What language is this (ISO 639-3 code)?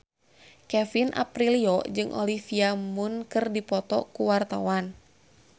sun